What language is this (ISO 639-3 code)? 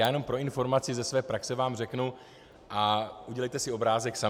ces